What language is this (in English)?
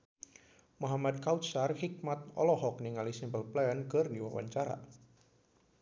Sundanese